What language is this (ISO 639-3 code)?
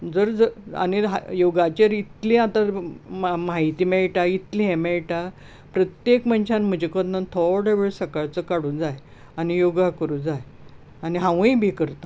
kok